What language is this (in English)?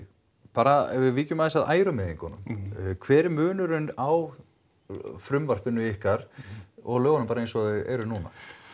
Icelandic